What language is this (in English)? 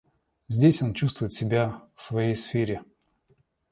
Russian